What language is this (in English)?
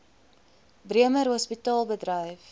Afrikaans